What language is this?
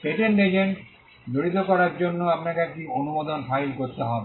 Bangla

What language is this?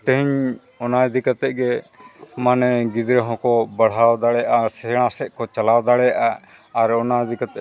Santali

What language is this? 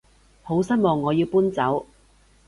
Cantonese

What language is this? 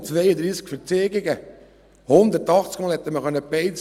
Swiss German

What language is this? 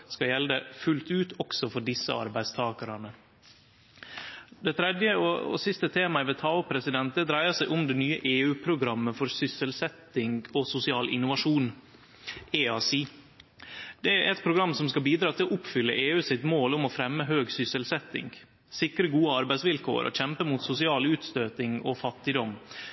Norwegian Nynorsk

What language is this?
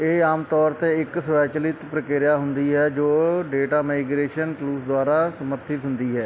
Punjabi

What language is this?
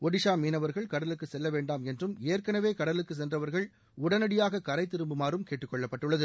Tamil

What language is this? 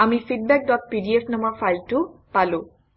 Assamese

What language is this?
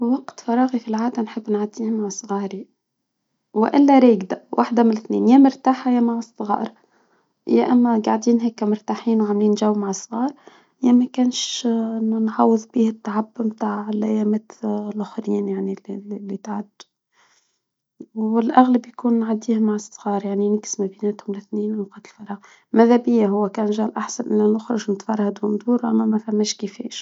Tunisian Arabic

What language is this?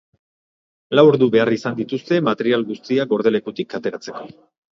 Basque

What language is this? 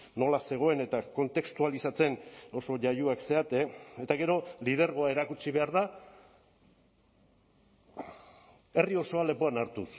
Basque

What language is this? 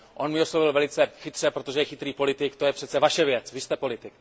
Czech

